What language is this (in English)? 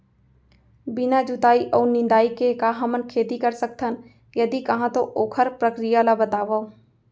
Chhattisgarhi